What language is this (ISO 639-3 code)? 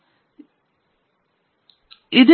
kan